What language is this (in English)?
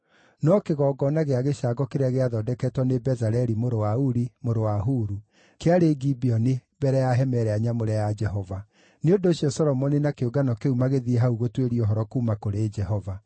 Kikuyu